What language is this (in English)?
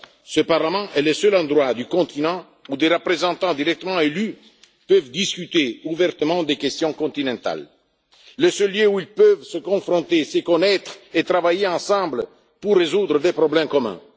French